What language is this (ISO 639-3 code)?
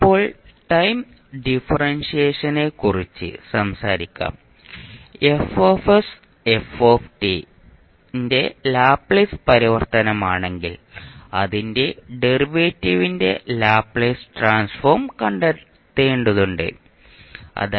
mal